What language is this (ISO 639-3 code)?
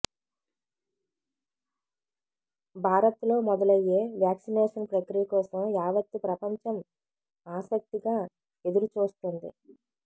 tel